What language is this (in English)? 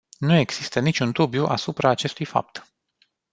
Romanian